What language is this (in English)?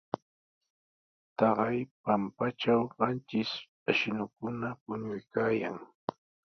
Sihuas Ancash Quechua